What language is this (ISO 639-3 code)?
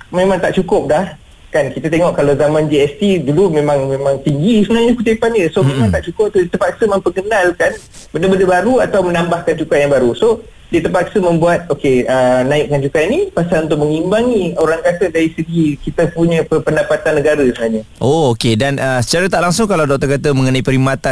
msa